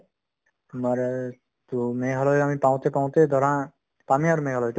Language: Assamese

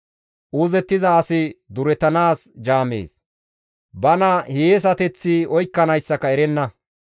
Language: Gamo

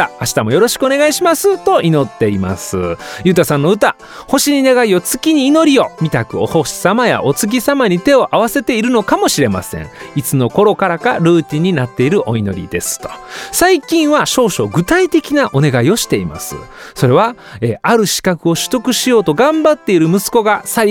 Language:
Japanese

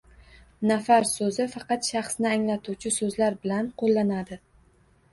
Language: Uzbek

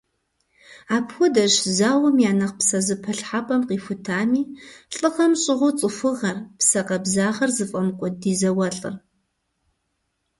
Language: Kabardian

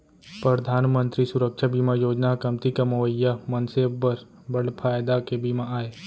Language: Chhattisgarhi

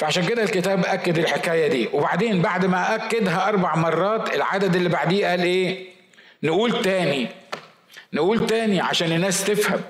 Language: Arabic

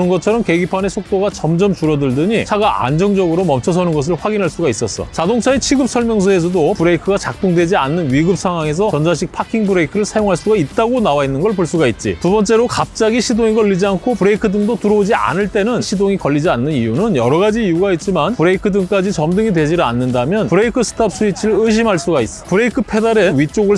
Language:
Korean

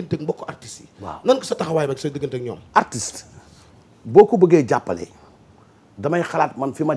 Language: French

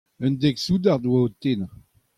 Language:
Breton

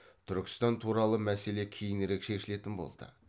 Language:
Kazakh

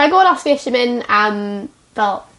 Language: Welsh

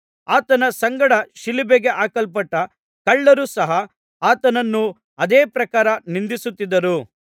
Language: Kannada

